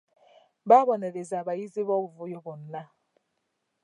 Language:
Ganda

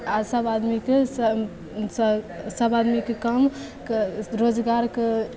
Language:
Maithili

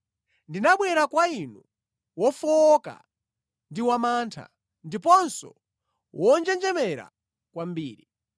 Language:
Nyanja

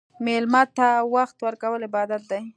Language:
Pashto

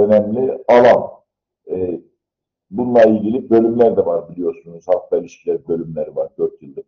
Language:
Turkish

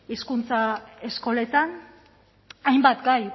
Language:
Basque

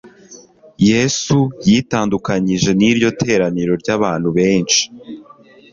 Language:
Kinyarwanda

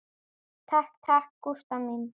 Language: Icelandic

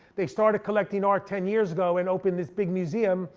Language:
English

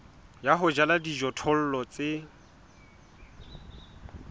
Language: Southern Sotho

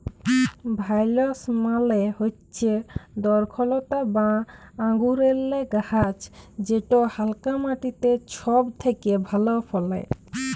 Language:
Bangla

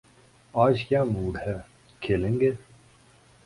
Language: Urdu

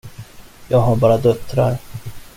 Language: Swedish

